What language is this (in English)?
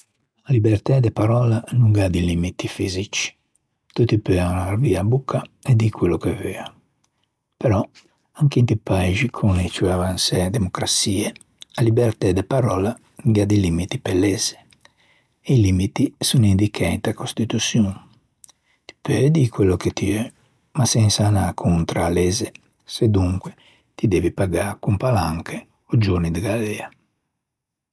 Ligurian